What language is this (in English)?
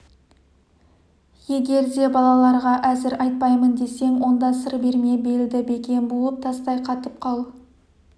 Kazakh